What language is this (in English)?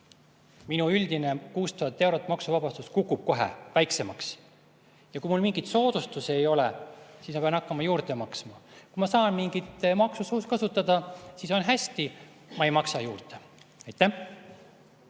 Estonian